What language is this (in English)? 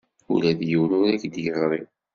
Kabyle